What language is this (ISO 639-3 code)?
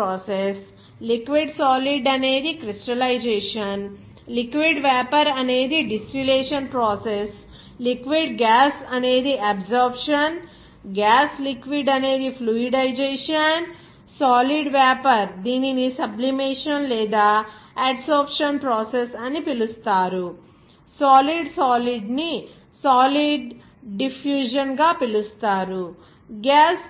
tel